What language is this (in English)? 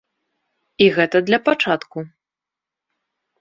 Belarusian